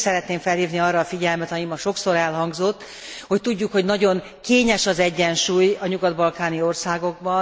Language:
Hungarian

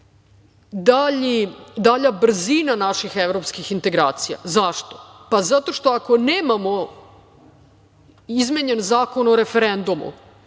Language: Serbian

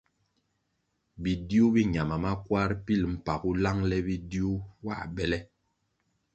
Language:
Kwasio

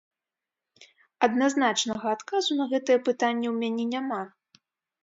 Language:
Belarusian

